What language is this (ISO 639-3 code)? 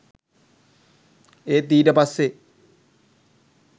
sin